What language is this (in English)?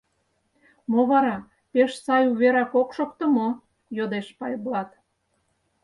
Mari